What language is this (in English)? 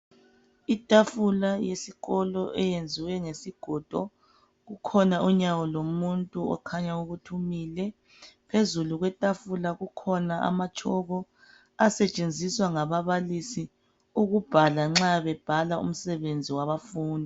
North Ndebele